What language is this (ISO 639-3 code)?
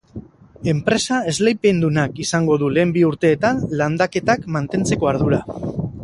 eus